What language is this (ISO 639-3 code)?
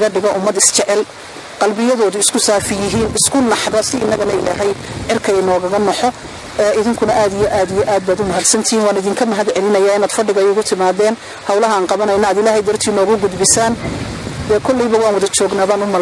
ara